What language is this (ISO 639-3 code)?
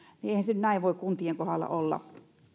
fin